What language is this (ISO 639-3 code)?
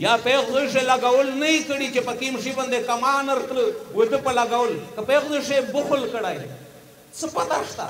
ron